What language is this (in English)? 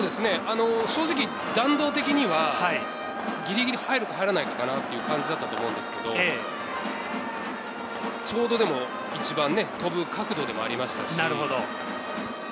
Japanese